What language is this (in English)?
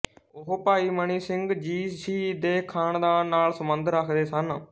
Punjabi